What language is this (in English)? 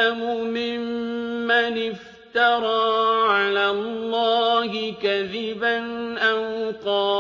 Arabic